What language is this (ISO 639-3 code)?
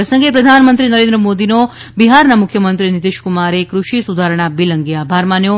guj